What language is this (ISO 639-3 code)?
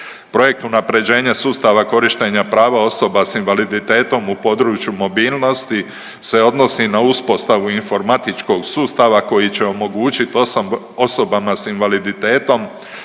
hrv